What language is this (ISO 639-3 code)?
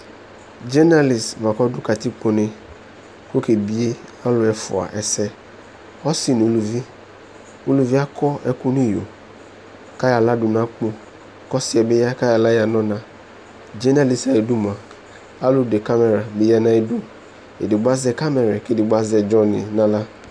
kpo